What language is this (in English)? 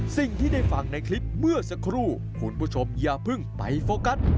Thai